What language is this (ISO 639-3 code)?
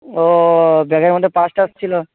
ben